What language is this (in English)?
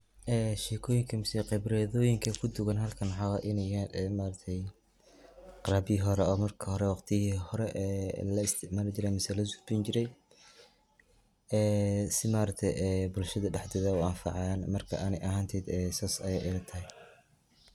Somali